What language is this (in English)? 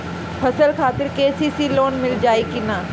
Bhojpuri